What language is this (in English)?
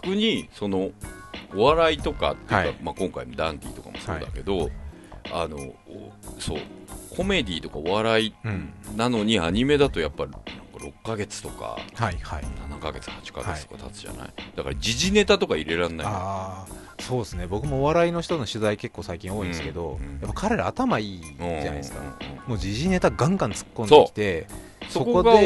Japanese